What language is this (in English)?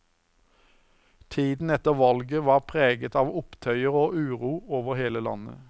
Norwegian